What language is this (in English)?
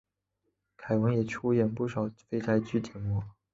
Chinese